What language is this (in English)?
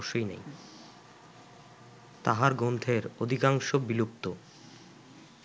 Bangla